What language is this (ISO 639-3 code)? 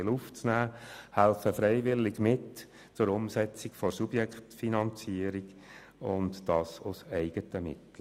gsw